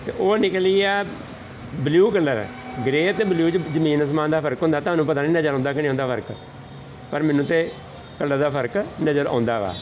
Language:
Punjabi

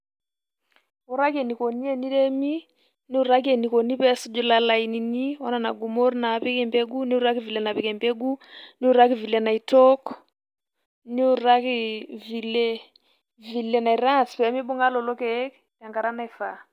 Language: Masai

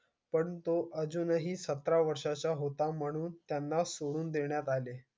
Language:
Marathi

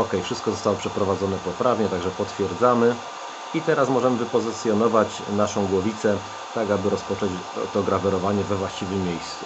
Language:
Polish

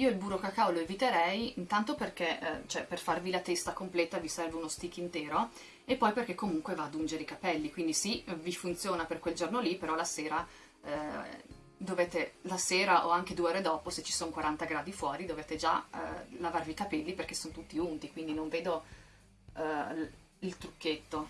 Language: Italian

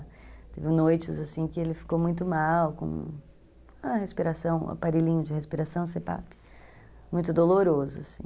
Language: Portuguese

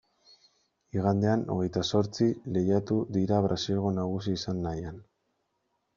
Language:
Basque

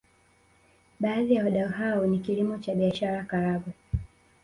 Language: Swahili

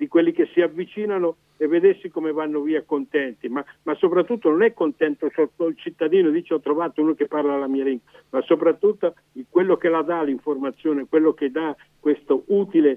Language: Italian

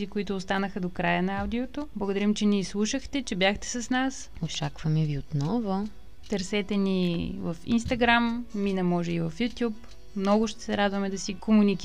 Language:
Bulgarian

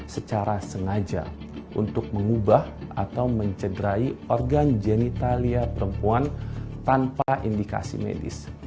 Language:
Indonesian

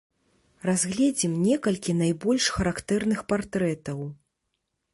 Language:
Belarusian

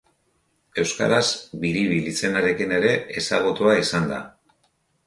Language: Basque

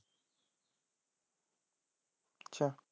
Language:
Punjabi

